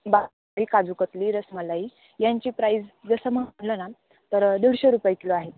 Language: Marathi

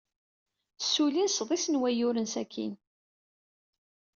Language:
Kabyle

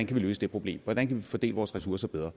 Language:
Danish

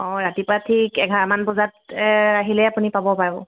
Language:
Assamese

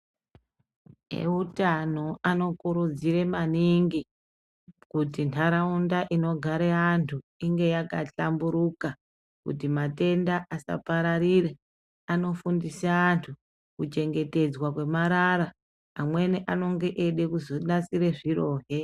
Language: Ndau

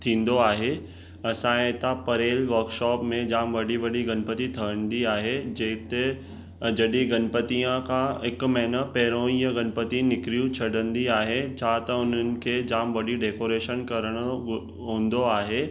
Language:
Sindhi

